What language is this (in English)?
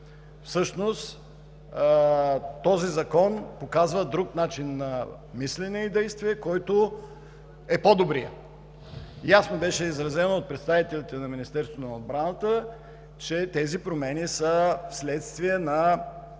Bulgarian